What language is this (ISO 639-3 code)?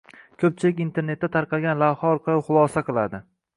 uzb